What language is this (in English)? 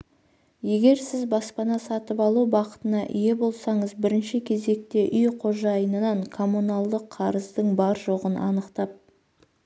Kazakh